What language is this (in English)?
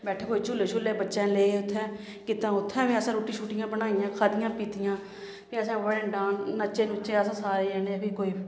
Dogri